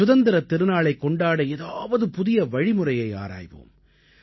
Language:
Tamil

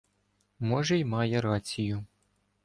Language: Ukrainian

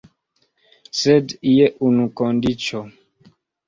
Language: Esperanto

